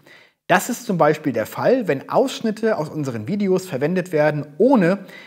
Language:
German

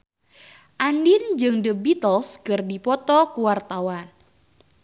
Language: Sundanese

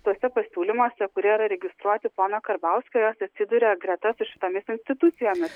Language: Lithuanian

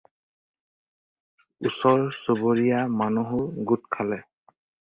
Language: Assamese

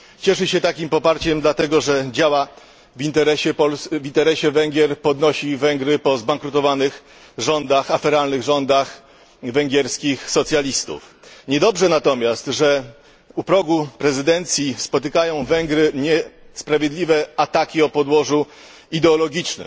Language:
Polish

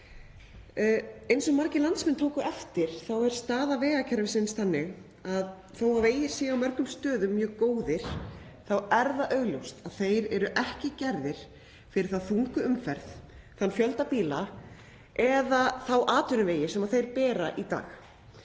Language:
Icelandic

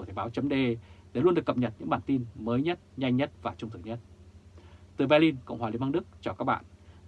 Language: Vietnamese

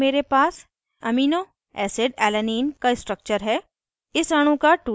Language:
Hindi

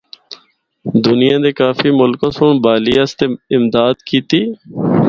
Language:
Northern Hindko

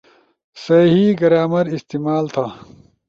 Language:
Ushojo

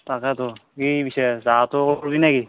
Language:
Assamese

